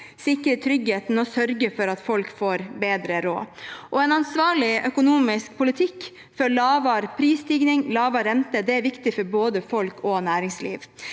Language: Norwegian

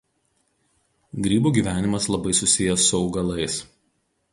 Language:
Lithuanian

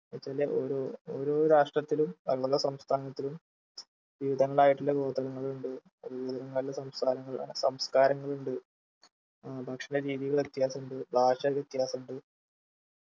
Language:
Malayalam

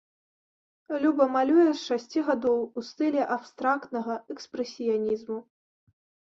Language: Belarusian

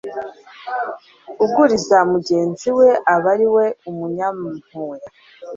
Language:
Kinyarwanda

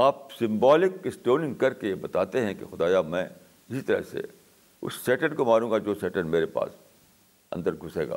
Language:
Urdu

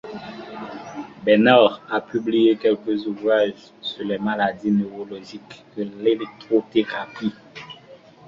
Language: French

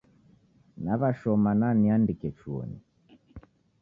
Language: Taita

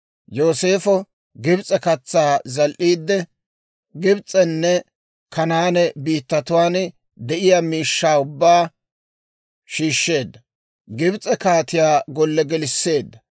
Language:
Dawro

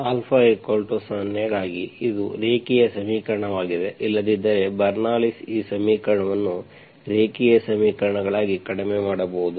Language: Kannada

